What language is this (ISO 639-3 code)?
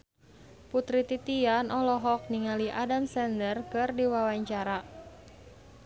sun